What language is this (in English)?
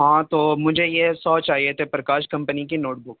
Urdu